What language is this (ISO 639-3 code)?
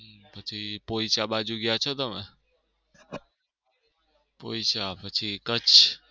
guj